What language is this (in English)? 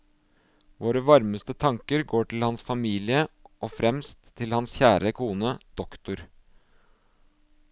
Norwegian